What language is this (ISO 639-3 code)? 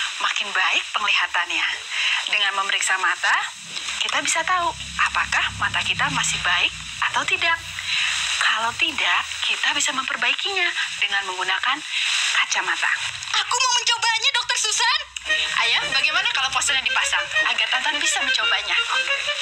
ind